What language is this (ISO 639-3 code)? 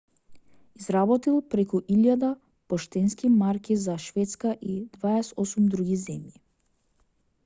mkd